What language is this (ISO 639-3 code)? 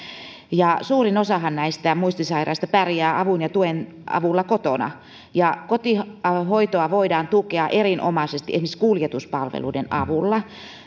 fin